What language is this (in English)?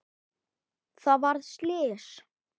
Icelandic